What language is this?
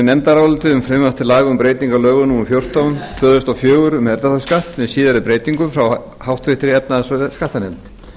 Icelandic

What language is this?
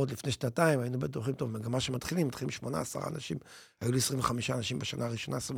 Hebrew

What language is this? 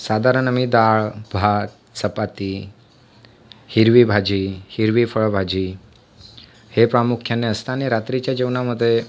Marathi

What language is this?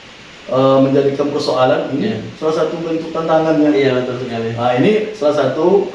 Indonesian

